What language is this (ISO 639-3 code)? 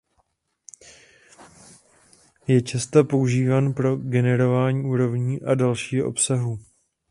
ces